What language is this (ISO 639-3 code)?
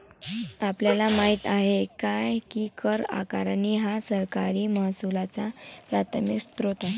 mar